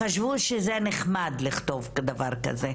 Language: Hebrew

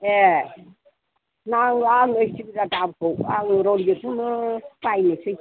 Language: Bodo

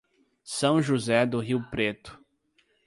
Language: Portuguese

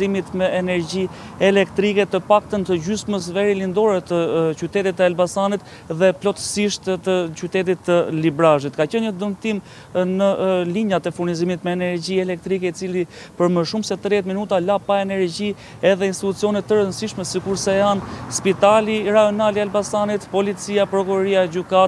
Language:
Romanian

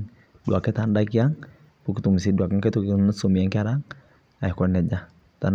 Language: Masai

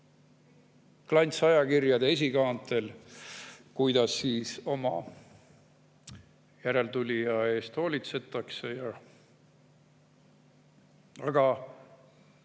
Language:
Estonian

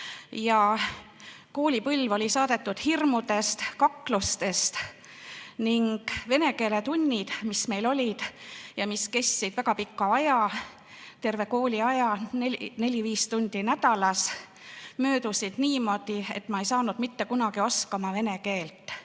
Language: Estonian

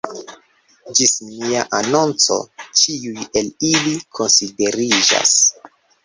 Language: Esperanto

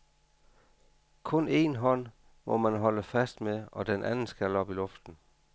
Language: Danish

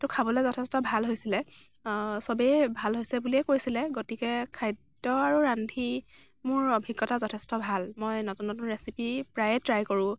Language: Assamese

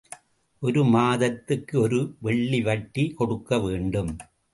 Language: Tamil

